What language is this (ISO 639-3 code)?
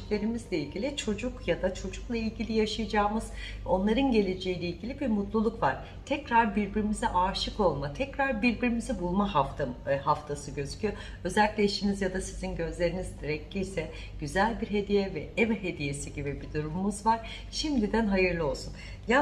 tur